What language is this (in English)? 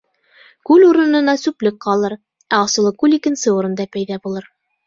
Bashkir